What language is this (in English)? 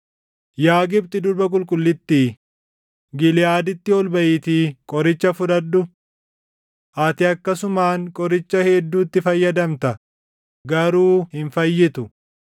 Oromo